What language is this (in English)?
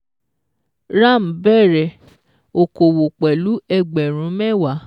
Yoruba